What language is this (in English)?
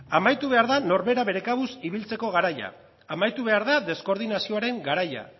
Basque